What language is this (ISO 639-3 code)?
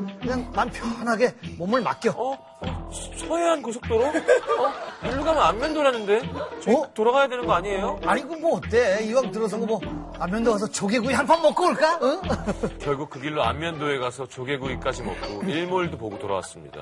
kor